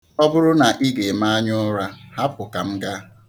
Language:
Igbo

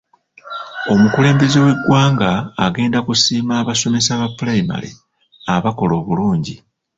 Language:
Ganda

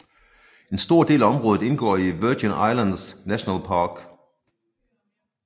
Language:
Danish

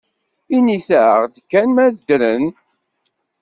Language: Kabyle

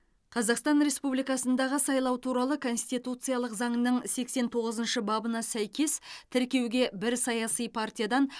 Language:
Kazakh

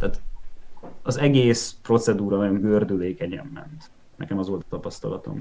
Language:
Hungarian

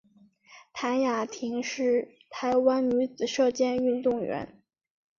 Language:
Chinese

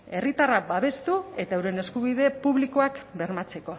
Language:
Basque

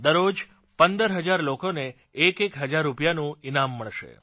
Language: Gujarati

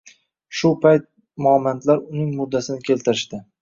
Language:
Uzbek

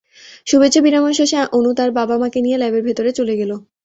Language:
Bangla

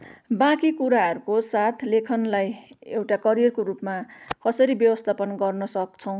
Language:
Nepali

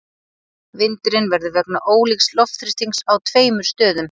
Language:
Icelandic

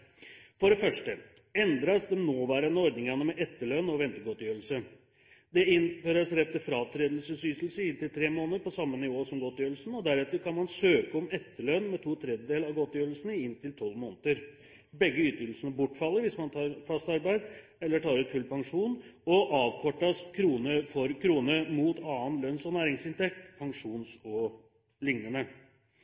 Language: Norwegian Bokmål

